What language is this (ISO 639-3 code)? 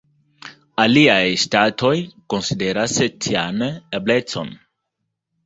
epo